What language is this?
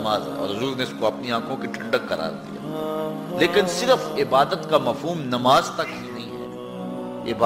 Urdu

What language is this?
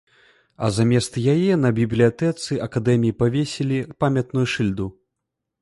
Belarusian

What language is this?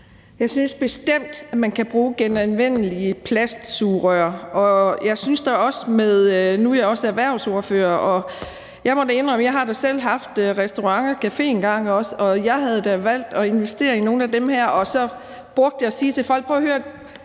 Danish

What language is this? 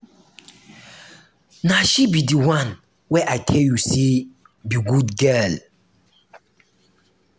Nigerian Pidgin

